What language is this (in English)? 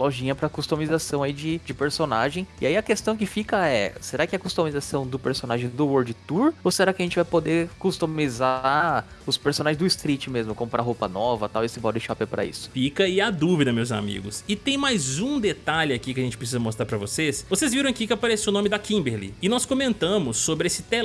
Portuguese